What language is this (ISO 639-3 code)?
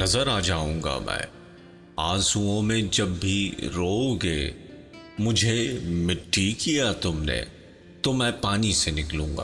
urd